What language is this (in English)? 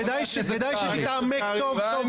Hebrew